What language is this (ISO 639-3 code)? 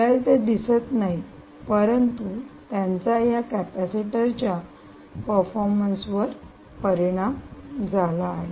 mar